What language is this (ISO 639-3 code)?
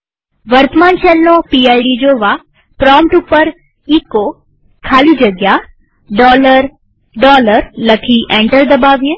guj